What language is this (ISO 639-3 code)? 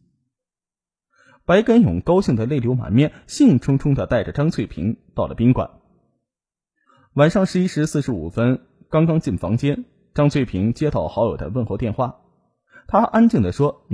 zho